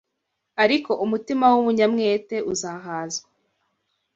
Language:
Kinyarwanda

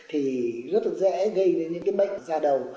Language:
Vietnamese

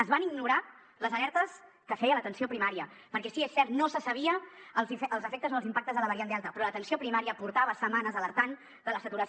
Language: Catalan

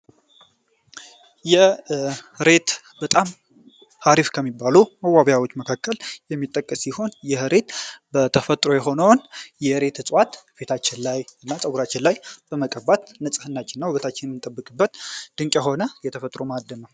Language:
Amharic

